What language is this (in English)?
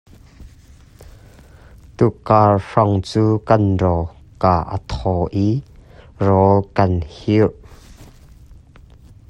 Hakha Chin